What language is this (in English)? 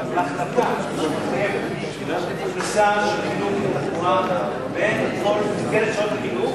Hebrew